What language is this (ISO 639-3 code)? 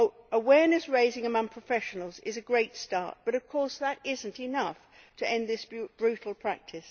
eng